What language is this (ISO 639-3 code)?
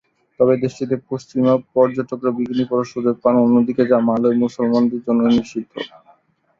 ben